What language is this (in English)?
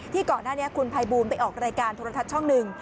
Thai